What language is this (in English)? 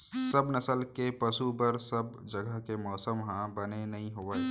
Chhattisgarhi